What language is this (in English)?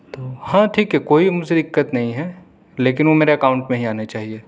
Urdu